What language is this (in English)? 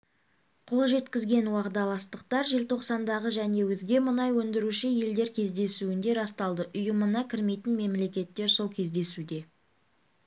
Kazakh